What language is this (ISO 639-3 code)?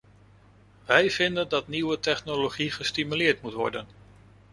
nld